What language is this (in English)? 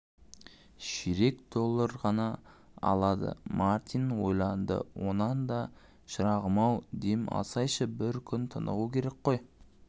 Kazakh